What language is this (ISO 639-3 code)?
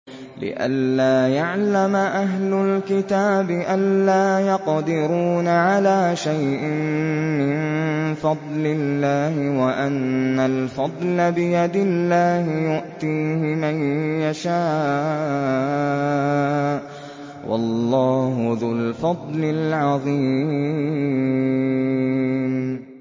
ara